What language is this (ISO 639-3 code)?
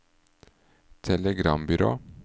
nor